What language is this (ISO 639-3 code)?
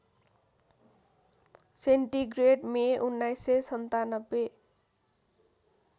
nep